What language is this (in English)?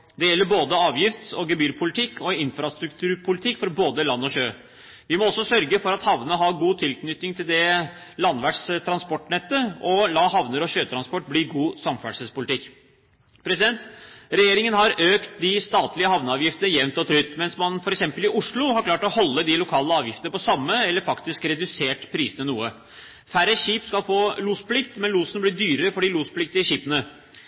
Norwegian Bokmål